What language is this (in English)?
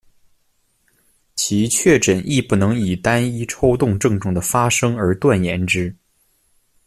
Chinese